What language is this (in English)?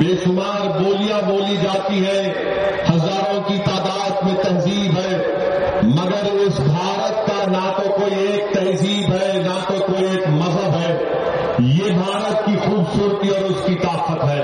Urdu